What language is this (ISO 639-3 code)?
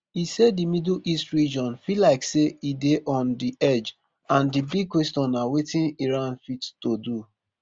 pcm